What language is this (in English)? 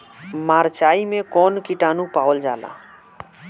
Bhojpuri